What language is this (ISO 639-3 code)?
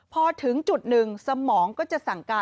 tha